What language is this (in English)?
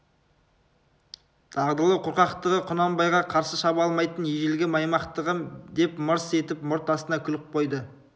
Kazakh